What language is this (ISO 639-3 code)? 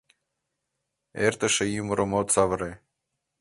chm